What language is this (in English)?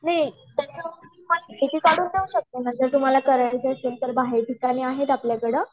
Marathi